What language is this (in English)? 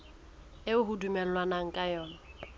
Southern Sotho